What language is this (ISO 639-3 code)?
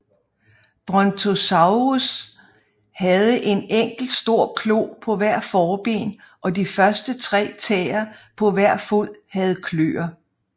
dan